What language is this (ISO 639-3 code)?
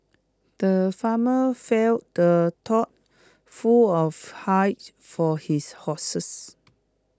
eng